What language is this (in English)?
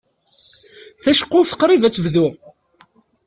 Kabyle